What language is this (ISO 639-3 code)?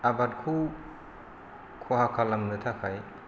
brx